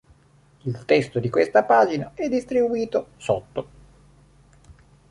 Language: Italian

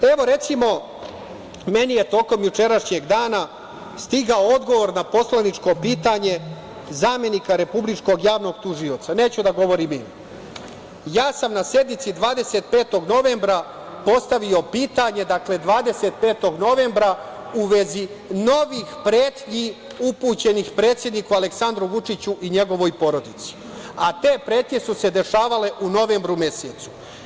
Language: Serbian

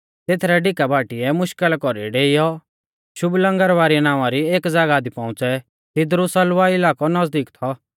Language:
Mahasu Pahari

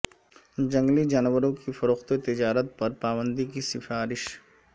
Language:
Urdu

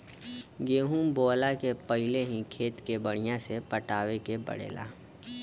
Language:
Bhojpuri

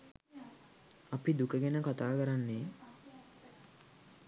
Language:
Sinhala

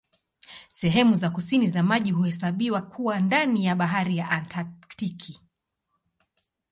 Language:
Swahili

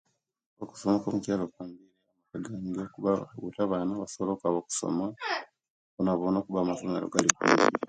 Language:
Kenyi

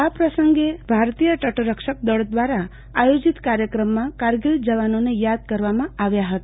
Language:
Gujarati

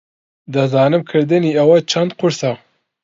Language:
Central Kurdish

